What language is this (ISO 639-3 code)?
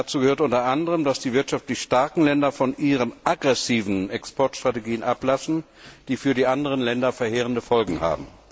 deu